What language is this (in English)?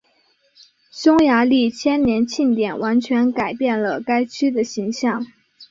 Chinese